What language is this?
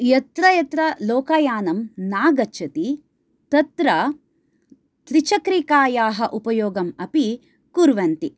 Sanskrit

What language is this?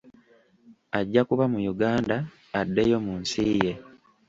Ganda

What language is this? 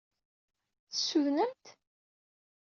Kabyle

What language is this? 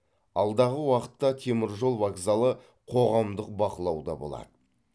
Kazakh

